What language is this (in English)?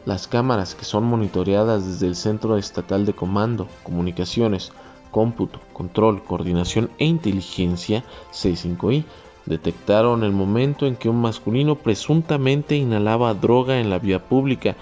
Spanish